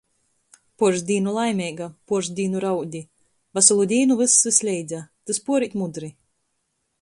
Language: Latgalian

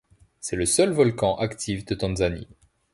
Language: French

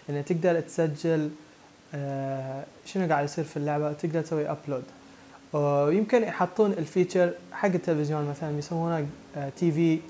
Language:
Arabic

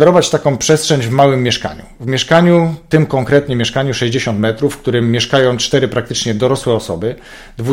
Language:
Polish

